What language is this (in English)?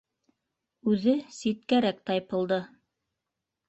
Bashkir